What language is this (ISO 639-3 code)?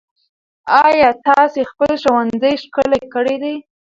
pus